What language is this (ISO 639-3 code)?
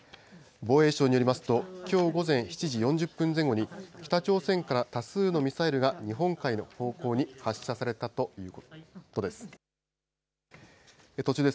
jpn